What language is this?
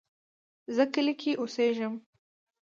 Pashto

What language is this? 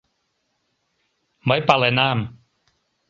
Mari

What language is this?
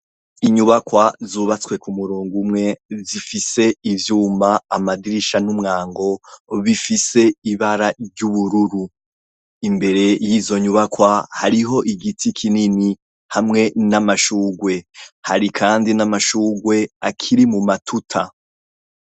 Rundi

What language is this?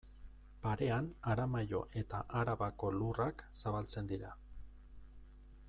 Basque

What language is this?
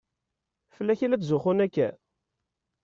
Kabyle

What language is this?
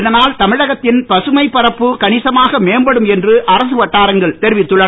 Tamil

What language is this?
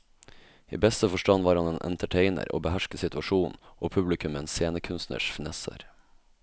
Norwegian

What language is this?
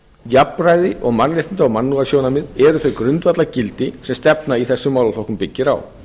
Icelandic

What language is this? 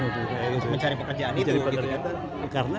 Indonesian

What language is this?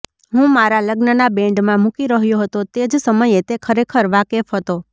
Gujarati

